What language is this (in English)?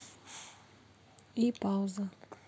Russian